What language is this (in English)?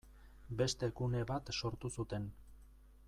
Basque